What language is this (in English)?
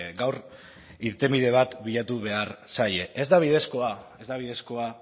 Basque